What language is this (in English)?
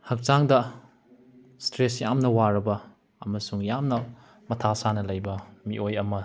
Manipuri